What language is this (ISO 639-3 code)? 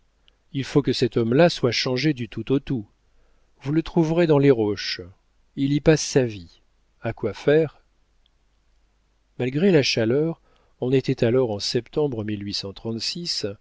fra